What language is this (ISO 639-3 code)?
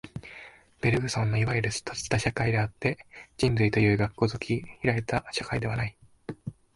jpn